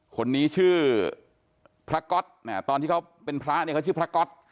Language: Thai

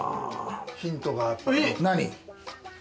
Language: Japanese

